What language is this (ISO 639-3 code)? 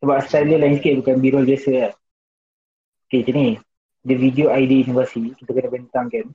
msa